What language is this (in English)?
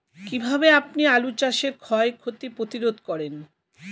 Bangla